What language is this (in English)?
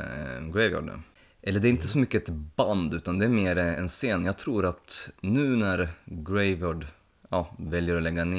Swedish